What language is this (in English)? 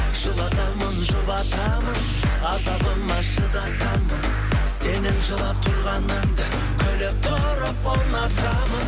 Kazakh